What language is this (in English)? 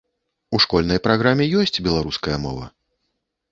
Belarusian